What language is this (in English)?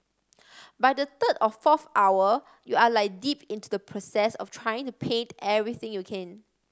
English